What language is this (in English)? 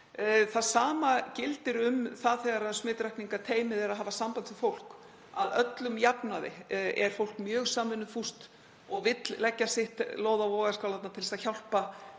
Icelandic